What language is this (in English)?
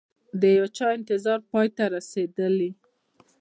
Pashto